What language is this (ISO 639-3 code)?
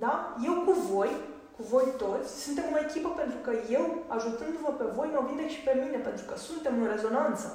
ron